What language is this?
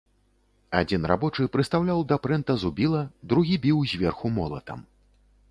Belarusian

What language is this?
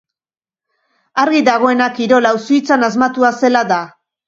Basque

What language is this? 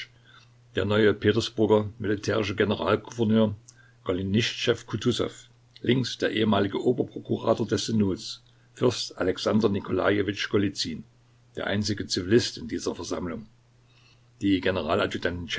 German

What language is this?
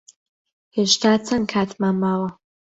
Central Kurdish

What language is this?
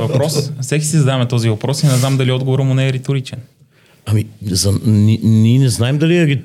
Bulgarian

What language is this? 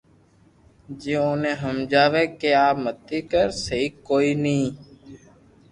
Loarki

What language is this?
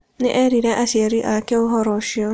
Kikuyu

